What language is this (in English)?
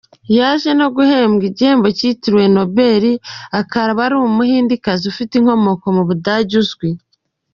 Kinyarwanda